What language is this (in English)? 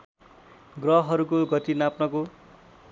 Nepali